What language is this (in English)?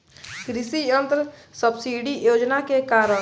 Bhojpuri